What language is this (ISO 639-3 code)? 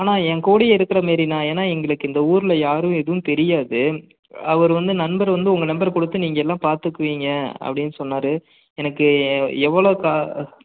tam